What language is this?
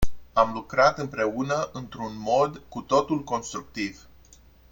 Romanian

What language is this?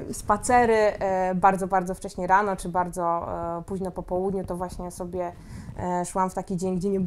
Polish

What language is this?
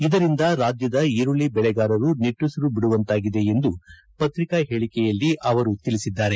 Kannada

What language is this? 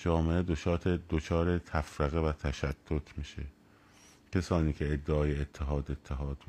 Persian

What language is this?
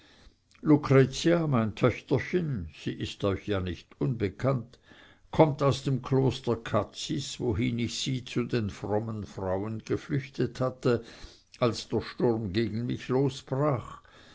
German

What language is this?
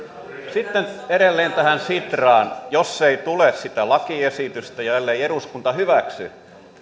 Finnish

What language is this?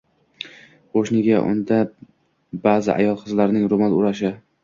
Uzbek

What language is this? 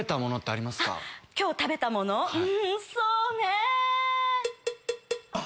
Japanese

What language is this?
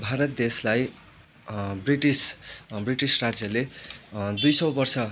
Nepali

